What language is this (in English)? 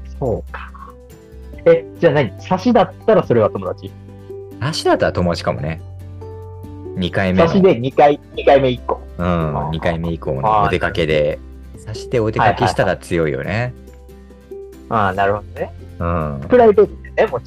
Japanese